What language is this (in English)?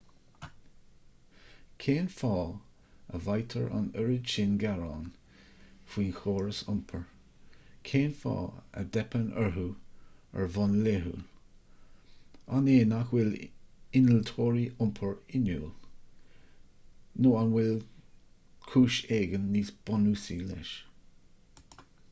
Irish